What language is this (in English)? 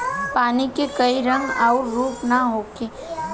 Bhojpuri